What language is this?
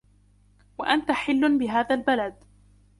Arabic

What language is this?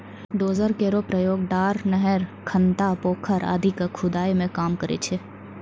Maithili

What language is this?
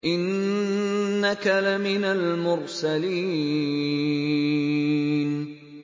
Arabic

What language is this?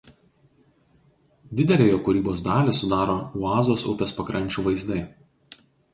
Lithuanian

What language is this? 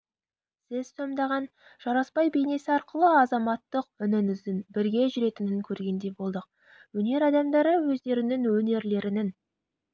Kazakh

